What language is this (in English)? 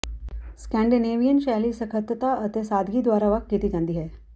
Punjabi